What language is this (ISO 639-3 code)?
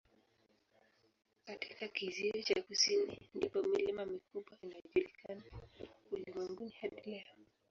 swa